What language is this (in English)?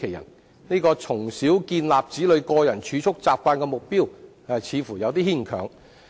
Cantonese